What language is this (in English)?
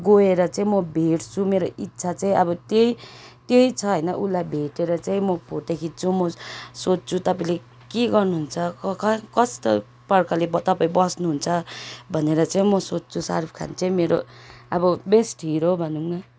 Nepali